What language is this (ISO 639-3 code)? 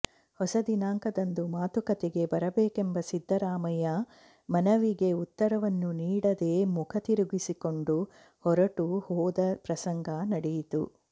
kan